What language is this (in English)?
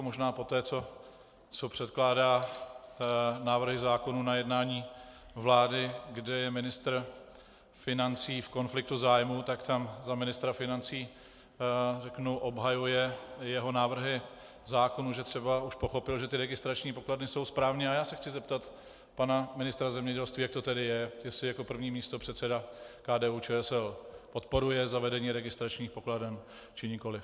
Czech